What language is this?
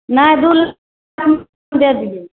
Maithili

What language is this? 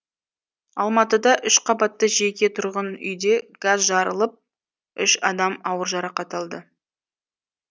Kazakh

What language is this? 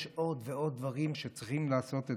Hebrew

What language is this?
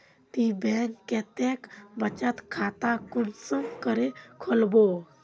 Magahi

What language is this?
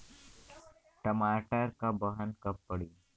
Bhojpuri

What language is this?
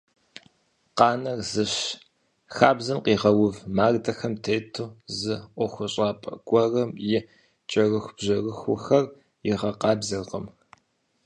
Kabardian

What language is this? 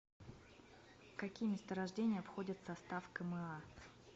Russian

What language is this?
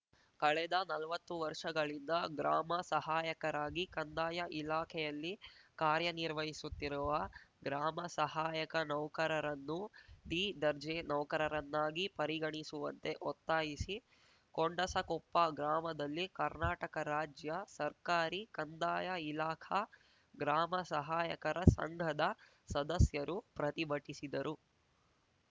Kannada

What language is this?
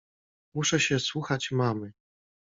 Polish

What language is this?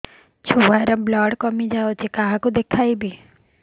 Odia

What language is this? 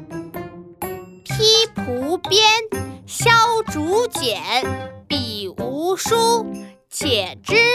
Chinese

